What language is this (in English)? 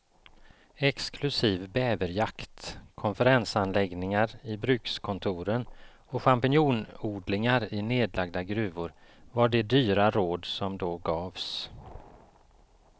Swedish